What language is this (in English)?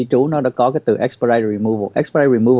Vietnamese